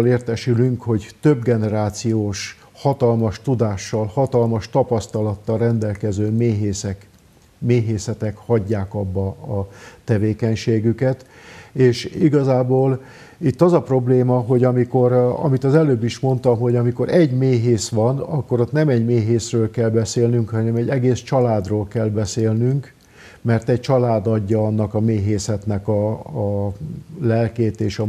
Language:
Hungarian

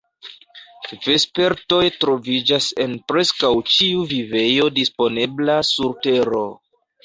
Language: Esperanto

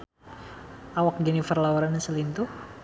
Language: Sundanese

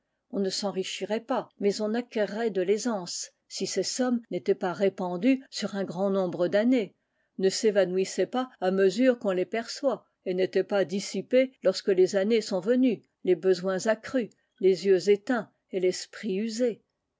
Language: French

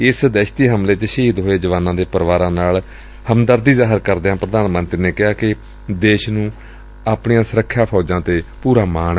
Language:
Punjabi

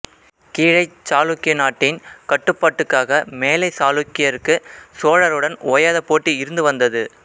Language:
Tamil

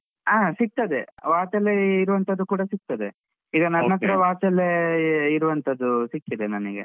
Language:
Kannada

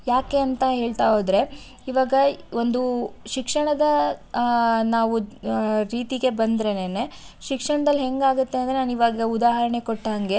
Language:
Kannada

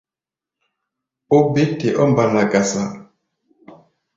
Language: Gbaya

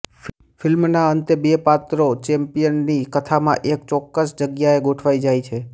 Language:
Gujarati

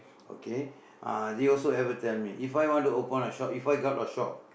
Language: English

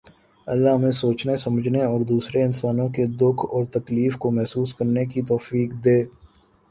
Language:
Urdu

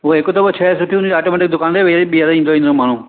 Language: Sindhi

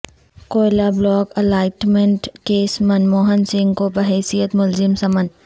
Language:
Urdu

